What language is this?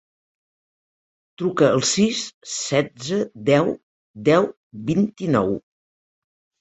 Catalan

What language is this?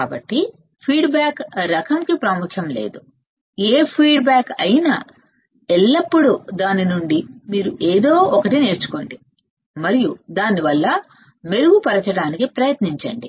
Telugu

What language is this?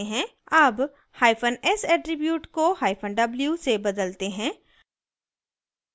Hindi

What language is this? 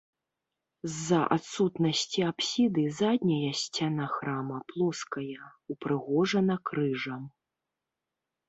Belarusian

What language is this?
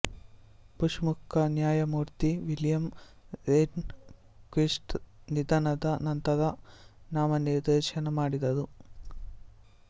Kannada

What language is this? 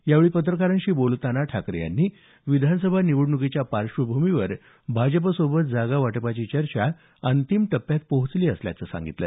Marathi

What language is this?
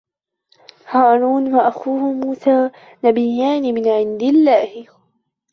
Arabic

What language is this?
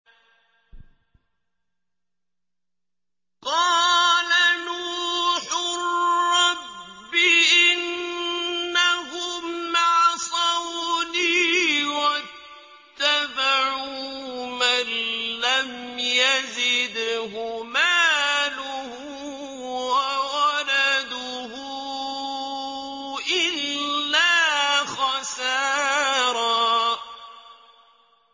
Arabic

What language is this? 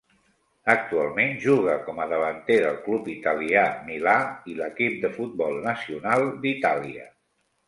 Catalan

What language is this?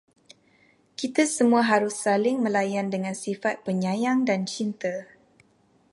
Malay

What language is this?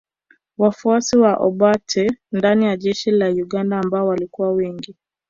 Swahili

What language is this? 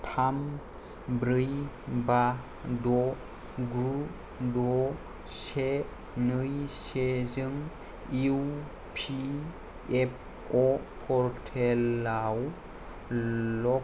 Bodo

